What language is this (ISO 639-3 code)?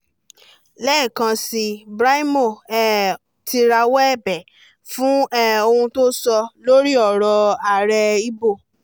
yor